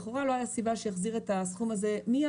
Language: Hebrew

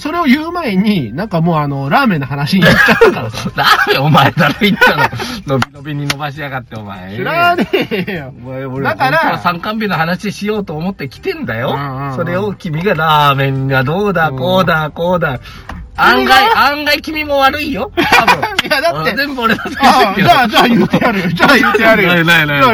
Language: Japanese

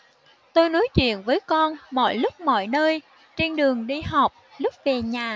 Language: Vietnamese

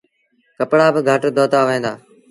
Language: Sindhi Bhil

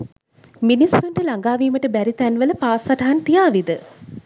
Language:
Sinhala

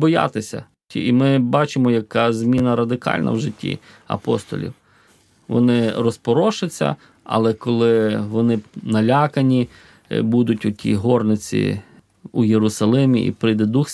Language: Ukrainian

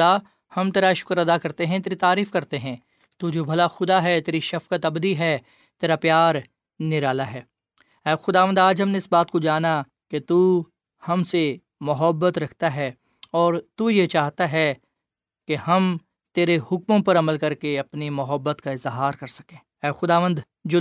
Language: Urdu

